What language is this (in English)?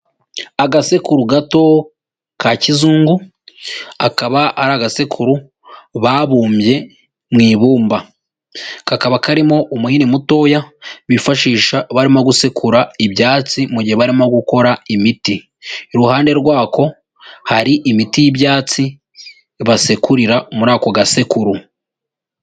Kinyarwanda